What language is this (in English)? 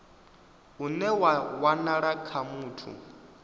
Venda